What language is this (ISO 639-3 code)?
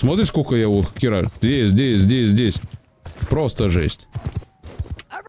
rus